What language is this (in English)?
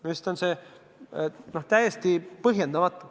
Estonian